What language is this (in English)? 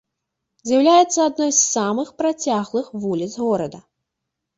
Belarusian